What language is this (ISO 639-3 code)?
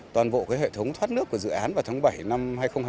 vie